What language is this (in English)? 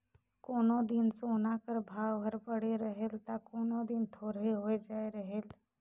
Chhattisgarhi